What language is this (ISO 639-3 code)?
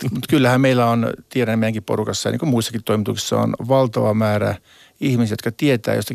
fin